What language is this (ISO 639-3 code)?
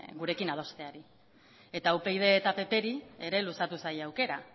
eus